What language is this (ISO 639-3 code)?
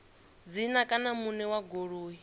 ven